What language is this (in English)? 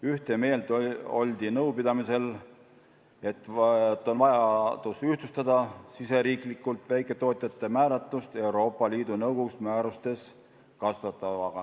Estonian